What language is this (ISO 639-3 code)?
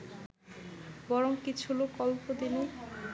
ben